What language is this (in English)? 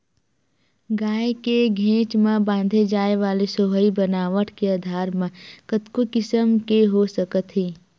Chhattisgarhi